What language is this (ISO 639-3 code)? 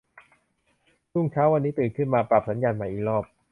tha